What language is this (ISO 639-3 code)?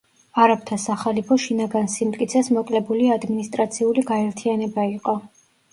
kat